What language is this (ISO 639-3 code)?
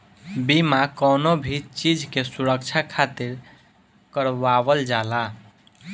bho